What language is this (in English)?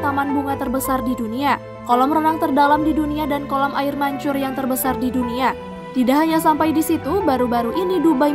Indonesian